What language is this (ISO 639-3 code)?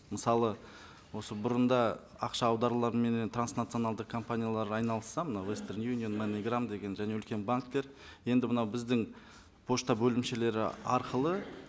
kaz